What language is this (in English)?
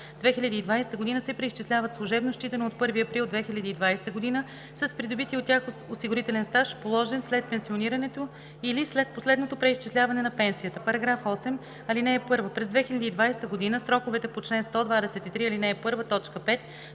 Bulgarian